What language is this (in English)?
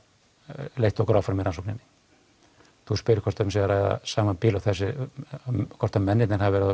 Icelandic